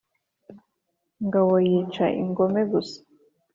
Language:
Kinyarwanda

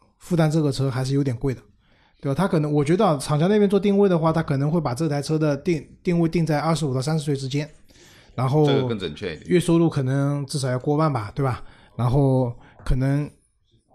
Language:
Chinese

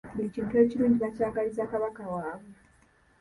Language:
Ganda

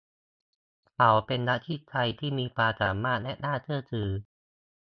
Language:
Thai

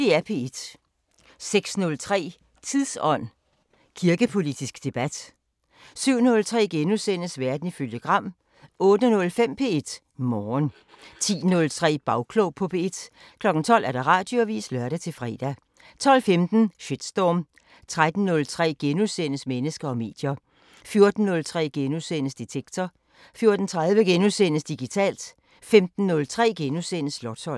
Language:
Danish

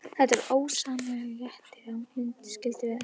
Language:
Icelandic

